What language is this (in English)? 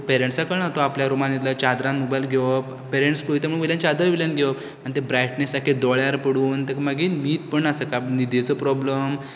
Konkani